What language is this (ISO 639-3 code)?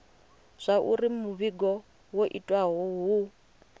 ven